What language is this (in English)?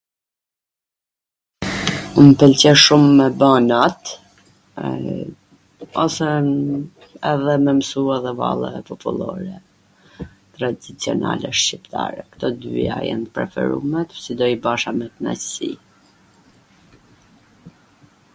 Gheg Albanian